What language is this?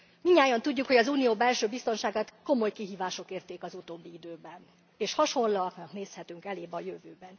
Hungarian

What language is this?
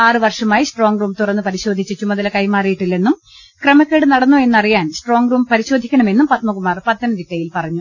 Malayalam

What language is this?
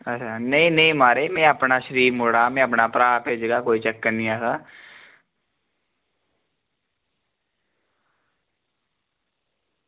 Dogri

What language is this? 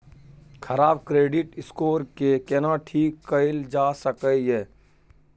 Maithili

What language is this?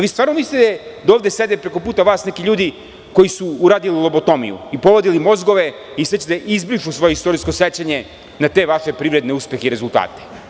Serbian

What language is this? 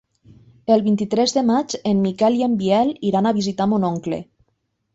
Catalan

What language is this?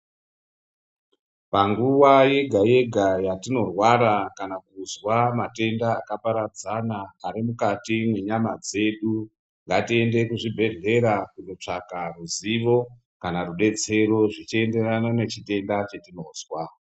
Ndau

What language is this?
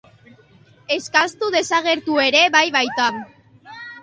Basque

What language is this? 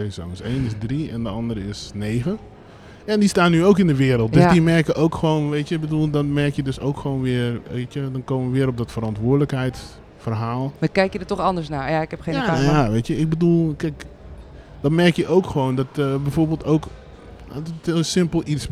Dutch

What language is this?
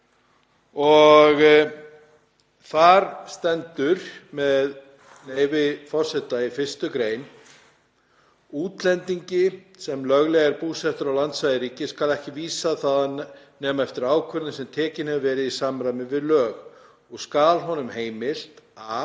Icelandic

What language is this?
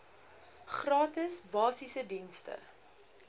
Afrikaans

